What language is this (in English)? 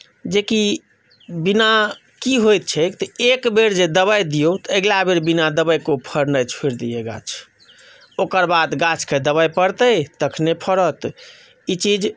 Maithili